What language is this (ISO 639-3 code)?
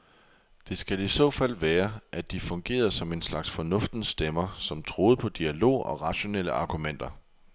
dan